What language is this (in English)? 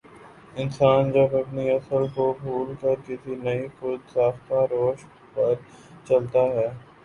Urdu